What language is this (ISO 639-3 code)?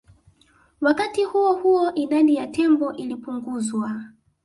swa